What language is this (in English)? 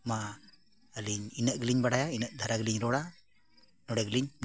Santali